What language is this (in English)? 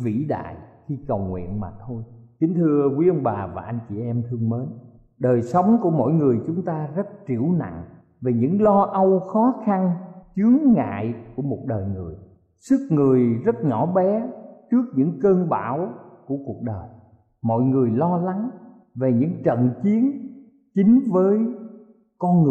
Vietnamese